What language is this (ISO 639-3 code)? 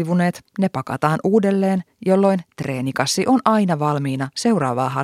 fin